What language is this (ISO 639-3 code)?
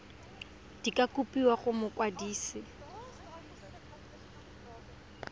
tsn